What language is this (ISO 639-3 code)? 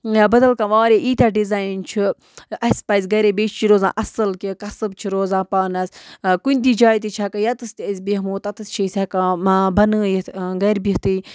kas